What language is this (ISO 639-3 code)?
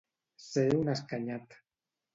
cat